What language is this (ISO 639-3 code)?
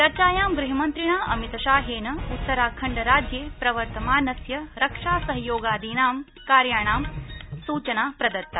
san